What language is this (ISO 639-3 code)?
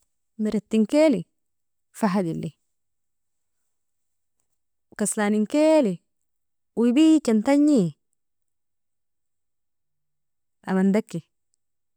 fia